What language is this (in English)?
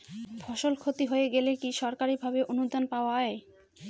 Bangla